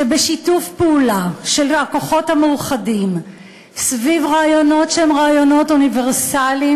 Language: Hebrew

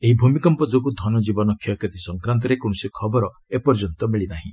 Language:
Odia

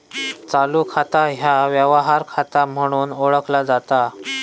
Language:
Marathi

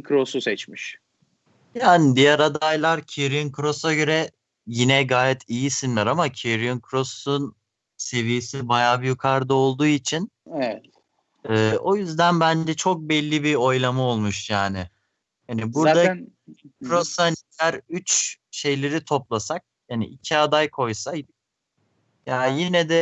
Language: Turkish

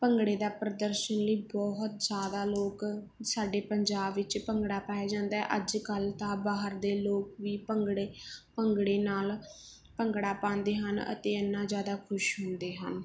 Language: Punjabi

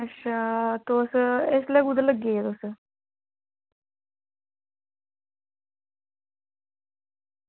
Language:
Dogri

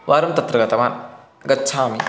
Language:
Sanskrit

